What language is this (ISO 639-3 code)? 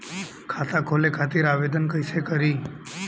bho